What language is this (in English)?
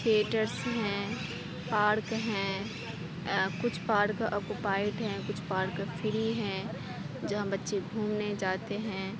Urdu